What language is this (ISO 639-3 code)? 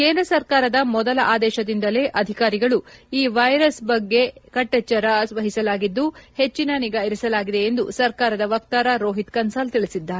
kan